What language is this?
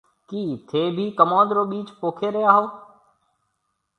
Marwari (Pakistan)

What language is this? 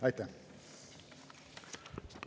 Estonian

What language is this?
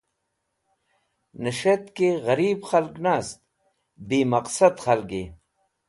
Wakhi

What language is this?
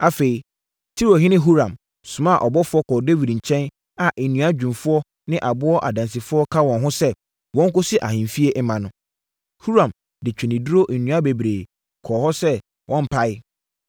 Akan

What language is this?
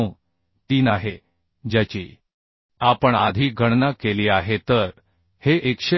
Marathi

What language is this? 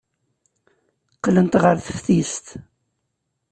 Kabyle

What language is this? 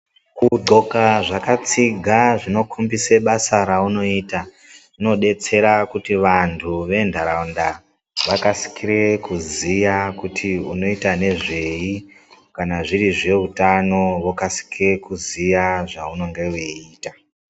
Ndau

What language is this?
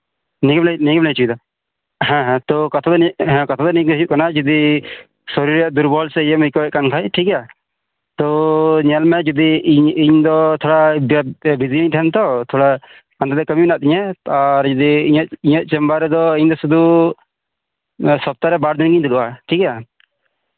Santali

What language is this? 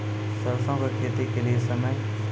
Maithili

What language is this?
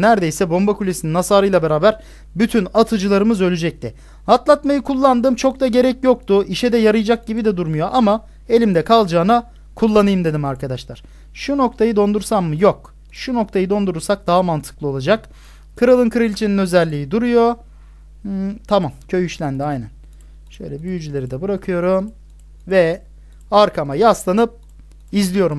Turkish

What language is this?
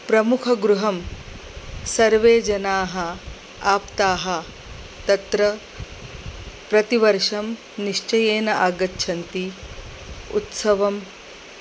Sanskrit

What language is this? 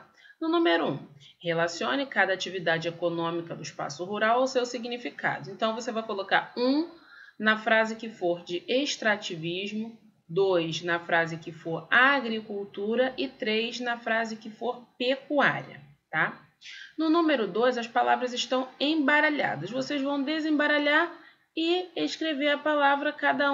Portuguese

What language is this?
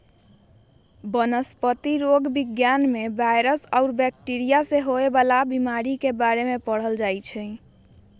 Magahi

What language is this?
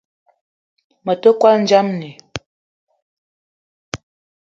Eton (Cameroon)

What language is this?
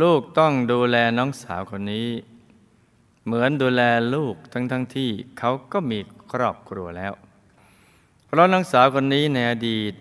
Thai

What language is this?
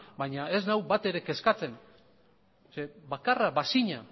Basque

